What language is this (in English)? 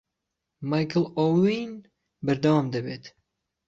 Central Kurdish